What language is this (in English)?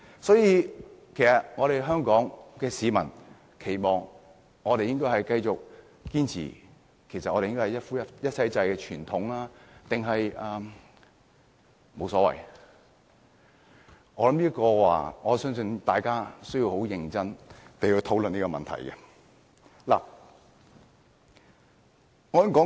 Cantonese